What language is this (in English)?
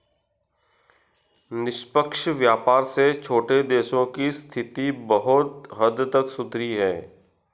Hindi